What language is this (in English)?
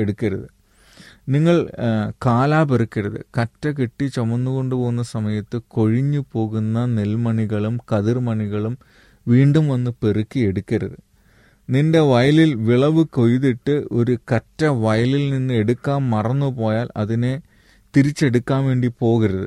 Malayalam